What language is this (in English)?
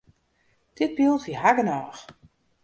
Western Frisian